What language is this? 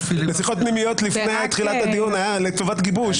Hebrew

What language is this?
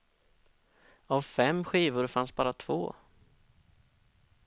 Swedish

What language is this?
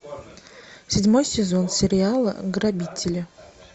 Russian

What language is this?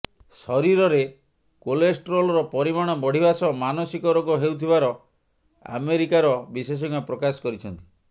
Odia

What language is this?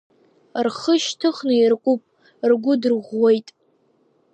Abkhazian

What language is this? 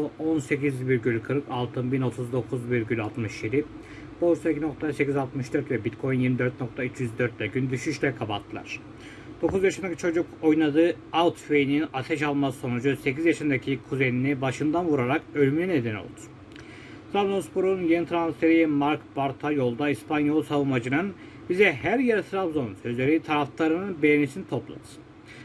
Turkish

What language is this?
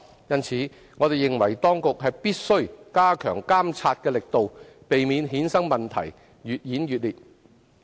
Cantonese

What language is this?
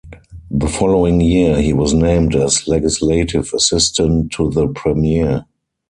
English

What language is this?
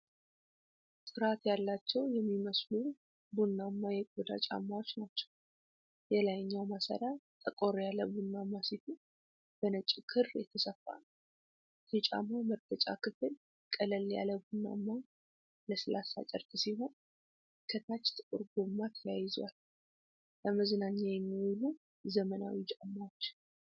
Amharic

